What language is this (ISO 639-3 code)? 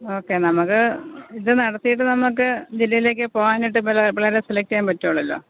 mal